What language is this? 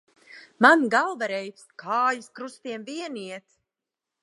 Latvian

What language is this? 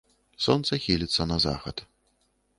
Belarusian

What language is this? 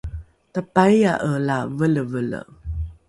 Rukai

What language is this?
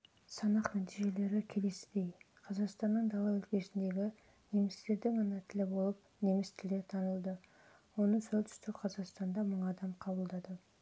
Kazakh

